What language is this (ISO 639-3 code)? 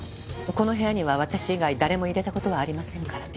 jpn